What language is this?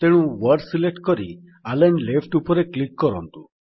Odia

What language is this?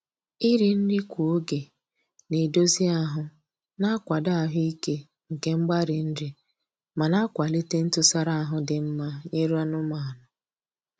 Igbo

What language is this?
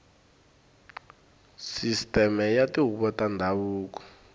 Tsonga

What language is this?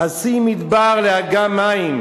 Hebrew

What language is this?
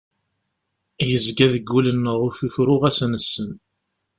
Kabyle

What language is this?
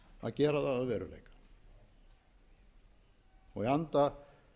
Icelandic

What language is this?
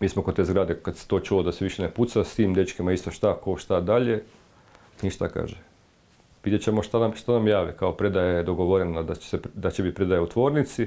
Croatian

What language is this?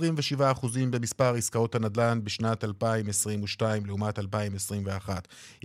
Hebrew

